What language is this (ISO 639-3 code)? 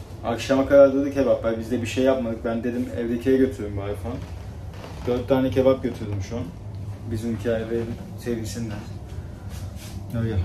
tur